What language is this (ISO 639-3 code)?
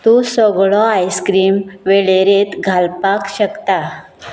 kok